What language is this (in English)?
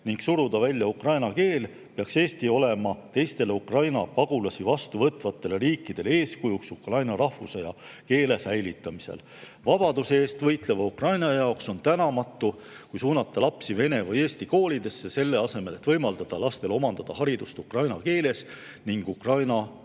Estonian